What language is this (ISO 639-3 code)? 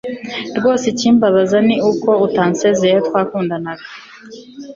kin